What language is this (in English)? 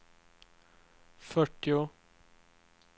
Swedish